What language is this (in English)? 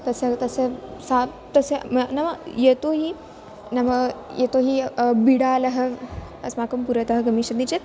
Sanskrit